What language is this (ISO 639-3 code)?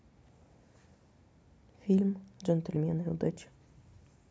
rus